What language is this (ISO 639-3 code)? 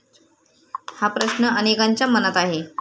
mar